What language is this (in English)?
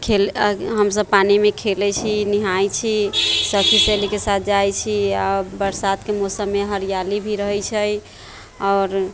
Maithili